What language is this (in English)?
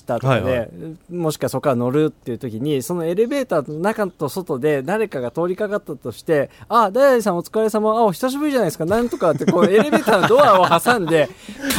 Japanese